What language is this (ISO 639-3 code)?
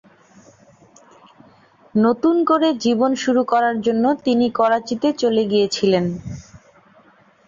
ben